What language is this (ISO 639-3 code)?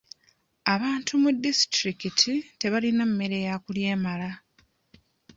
lug